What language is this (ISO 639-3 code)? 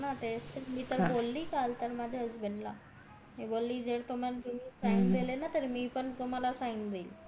mar